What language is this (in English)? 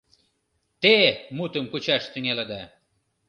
Mari